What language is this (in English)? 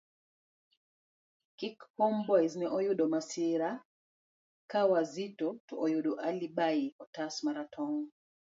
Luo (Kenya and Tanzania)